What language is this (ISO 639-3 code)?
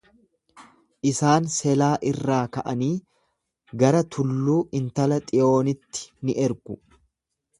orm